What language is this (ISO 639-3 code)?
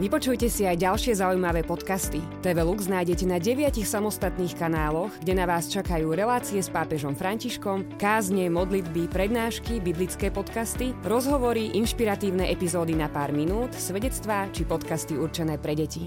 slk